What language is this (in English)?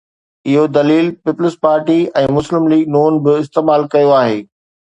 Sindhi